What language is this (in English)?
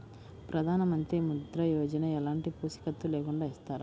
Telugu